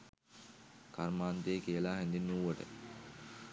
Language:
Sinhala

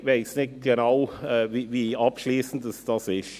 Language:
Swiss German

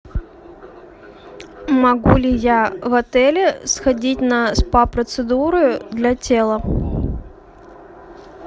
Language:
Russian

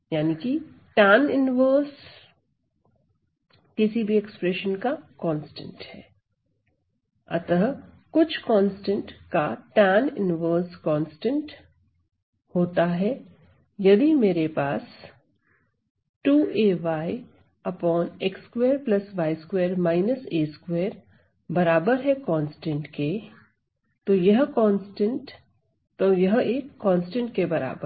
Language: Hindi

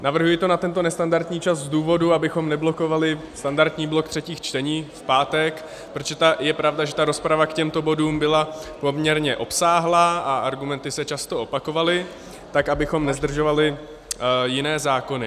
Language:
Czech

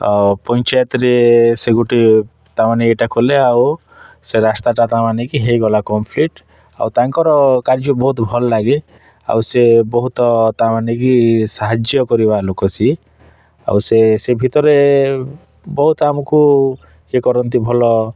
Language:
Odia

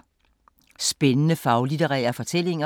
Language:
Danish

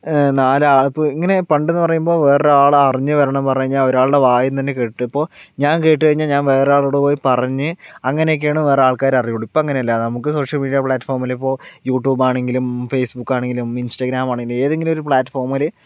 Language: Malayalam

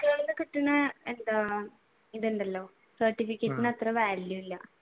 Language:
Malayalam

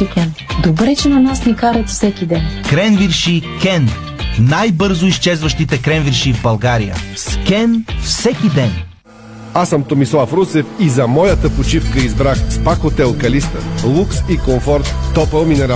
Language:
Bulgarian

